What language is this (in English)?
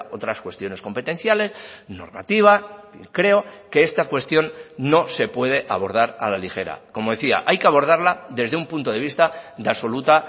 Spanish